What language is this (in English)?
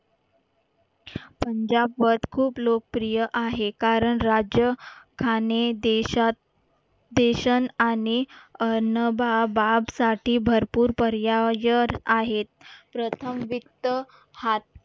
Marathi